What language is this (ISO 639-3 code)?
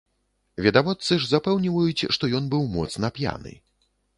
bel